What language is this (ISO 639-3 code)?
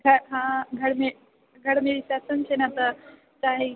mai